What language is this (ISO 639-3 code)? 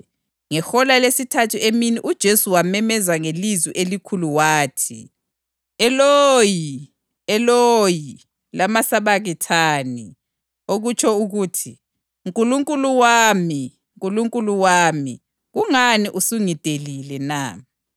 nde